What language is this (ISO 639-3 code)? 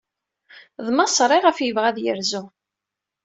kab